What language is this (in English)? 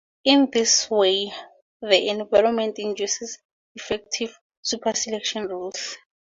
English